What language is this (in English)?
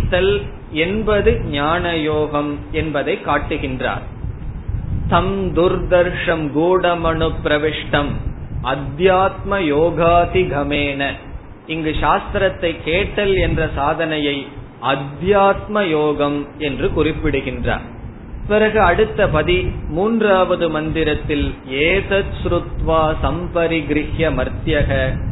Tamil